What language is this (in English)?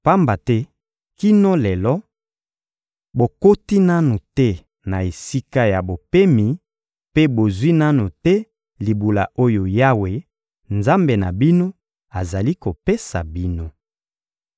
Lingala